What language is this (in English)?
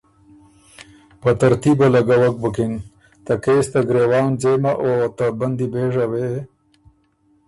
Ormuri